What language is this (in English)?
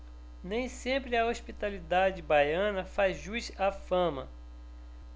Portuguese